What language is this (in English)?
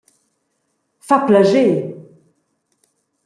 Romansh